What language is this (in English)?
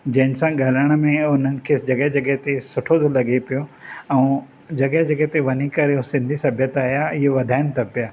Sindhi